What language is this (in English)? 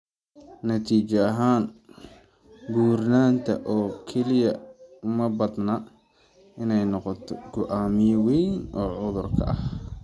Somali